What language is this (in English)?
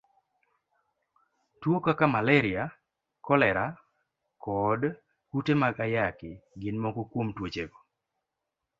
Luo (Kenya and Tanzania)